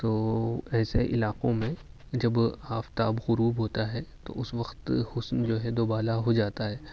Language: Urdu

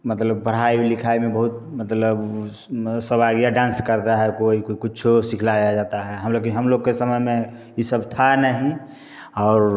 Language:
Hindi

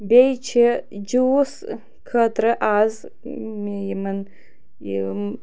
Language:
Kashmiri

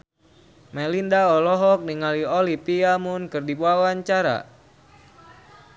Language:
Sundanese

